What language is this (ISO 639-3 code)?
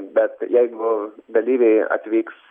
lit